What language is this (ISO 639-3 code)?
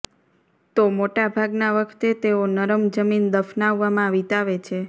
guj